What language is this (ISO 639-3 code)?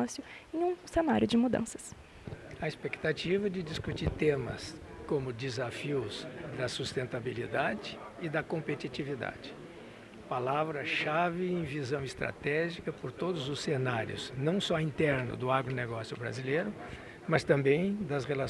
por